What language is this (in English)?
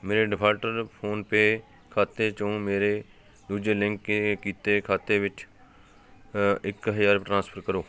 Punjabi